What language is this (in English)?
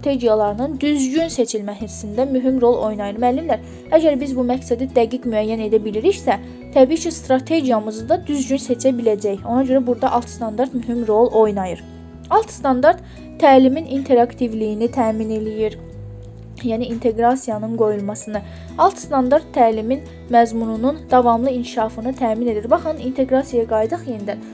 Turkish